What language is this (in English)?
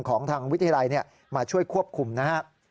Thai